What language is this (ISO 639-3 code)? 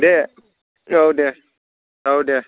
brx